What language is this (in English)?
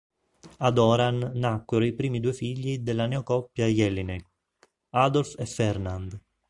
Italian